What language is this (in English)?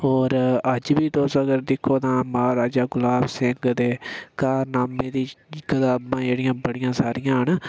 Dogri